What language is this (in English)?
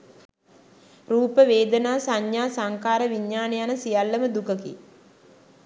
Sinhala